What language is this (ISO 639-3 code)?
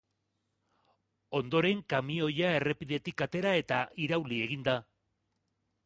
eus